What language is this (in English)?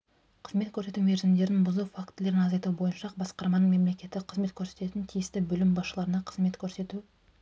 Kazakh